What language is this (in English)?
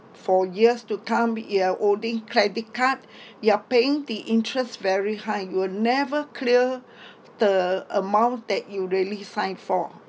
English